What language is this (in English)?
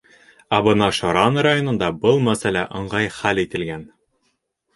Bashkir